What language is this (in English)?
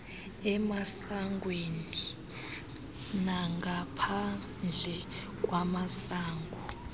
Xhosa